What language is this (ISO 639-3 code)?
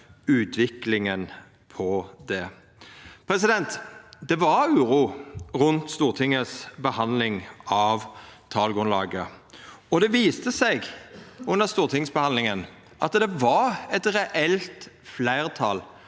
nor